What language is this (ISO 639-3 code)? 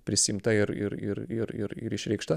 lit